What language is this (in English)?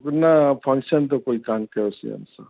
Sindhi